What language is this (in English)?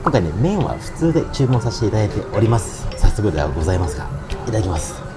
Japanese